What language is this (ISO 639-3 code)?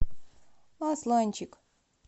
rus